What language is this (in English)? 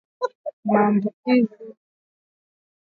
Swahili